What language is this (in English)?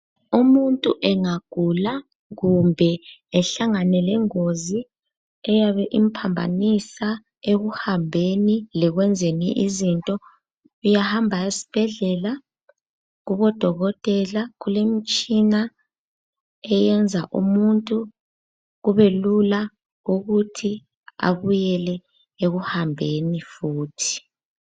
North Ndebele